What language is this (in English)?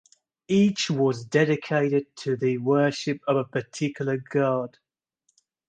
English